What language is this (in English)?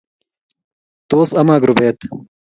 Kalenjin